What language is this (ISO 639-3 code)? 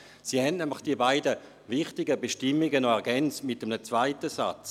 gsw